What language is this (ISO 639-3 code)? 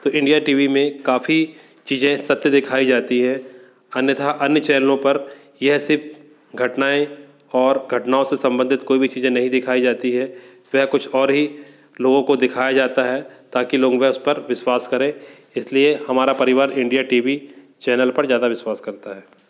hin